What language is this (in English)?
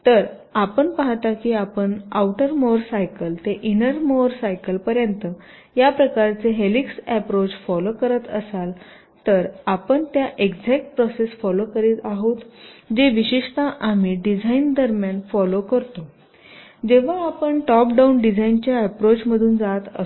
Marathi